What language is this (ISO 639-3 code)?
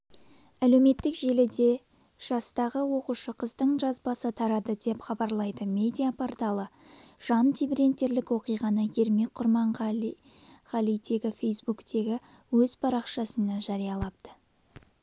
kaz